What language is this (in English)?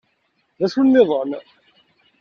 Kabyle